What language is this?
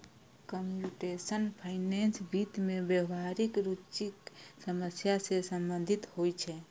Maithili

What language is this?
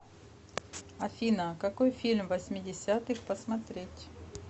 Russian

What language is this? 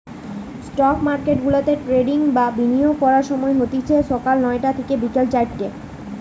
Bangla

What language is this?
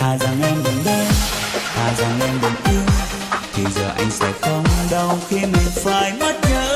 Vietnamese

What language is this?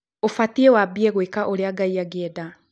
Kikuyu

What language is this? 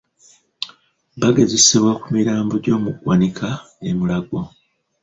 Ganda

